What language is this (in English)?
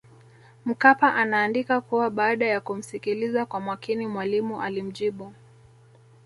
Swahili